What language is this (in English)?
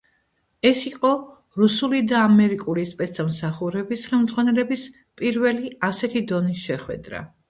Georgian